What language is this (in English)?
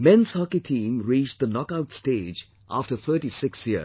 English